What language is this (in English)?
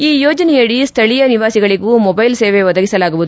Kannada